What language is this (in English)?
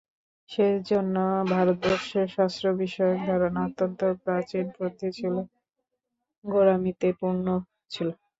Bangla